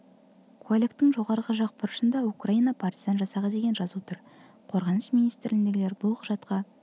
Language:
Kazakh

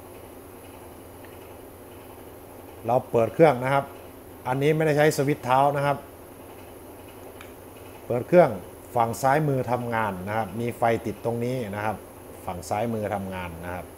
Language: Thai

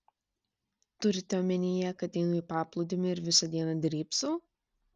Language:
Lithuanian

